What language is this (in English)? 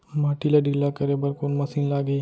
Chhattisgarhi